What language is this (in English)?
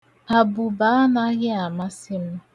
Igbo